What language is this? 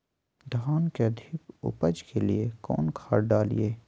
Magahi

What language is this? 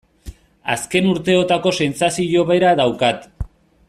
Basque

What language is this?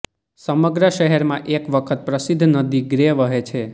Gujarati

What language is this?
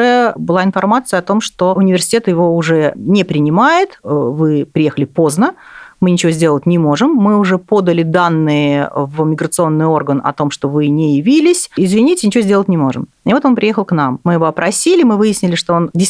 Russian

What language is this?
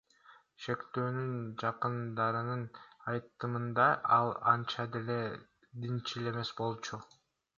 Kyrgyz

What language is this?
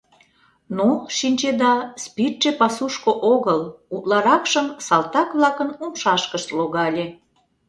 Mari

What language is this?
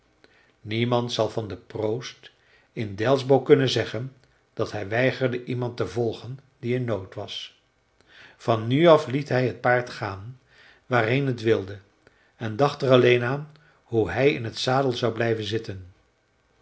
Dutch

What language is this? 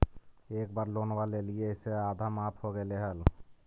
Magahi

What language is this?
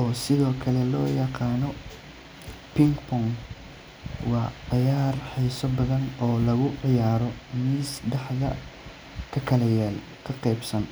Somali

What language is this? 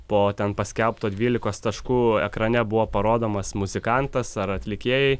Lithuanian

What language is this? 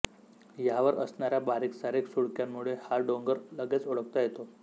Marathi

